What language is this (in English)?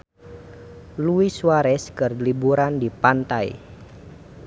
Sundanese